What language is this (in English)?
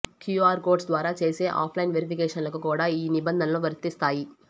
Telugu